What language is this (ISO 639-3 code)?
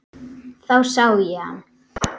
isl